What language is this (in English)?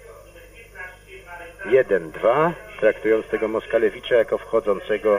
Polish